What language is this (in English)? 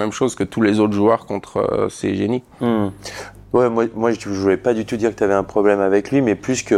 French